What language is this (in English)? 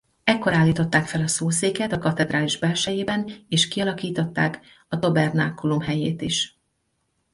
Hungarian